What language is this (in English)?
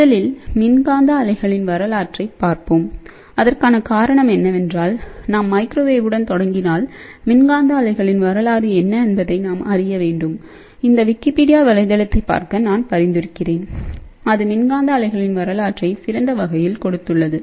Tamil